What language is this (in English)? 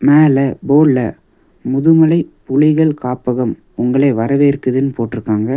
Tamil